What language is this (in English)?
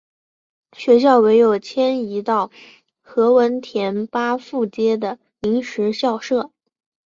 Chinese